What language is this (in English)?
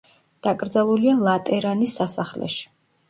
Georgian